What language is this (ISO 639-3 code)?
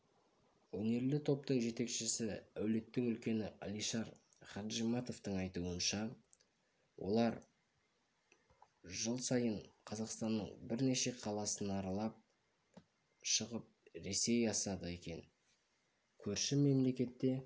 kaz